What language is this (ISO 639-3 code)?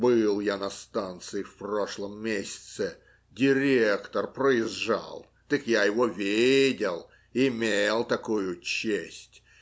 rus